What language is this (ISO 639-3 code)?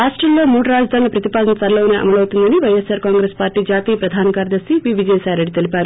tel